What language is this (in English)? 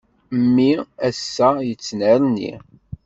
Kabyle